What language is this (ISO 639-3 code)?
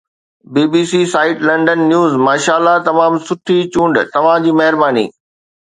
snd